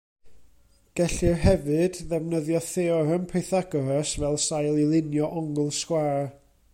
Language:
Welsh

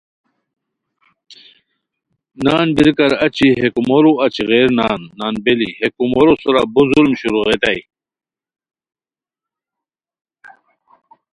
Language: Khowar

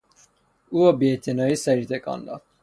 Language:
Persian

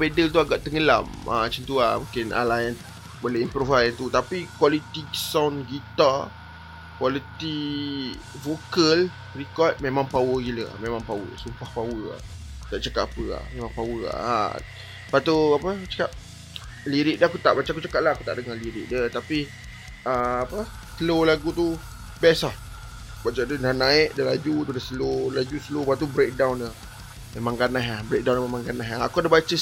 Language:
Malay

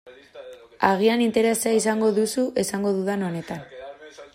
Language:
Basque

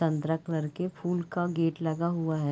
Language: Hindi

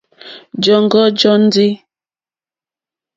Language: Mokpwe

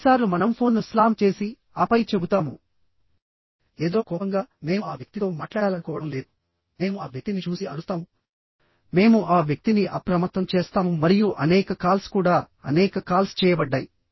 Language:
Telugu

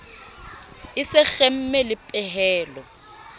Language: Southern Sotho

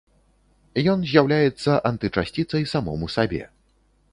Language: Belarusian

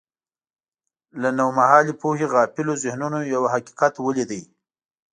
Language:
Pashto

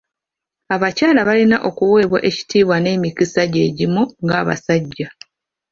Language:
Ganda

